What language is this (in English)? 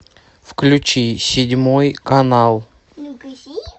Russian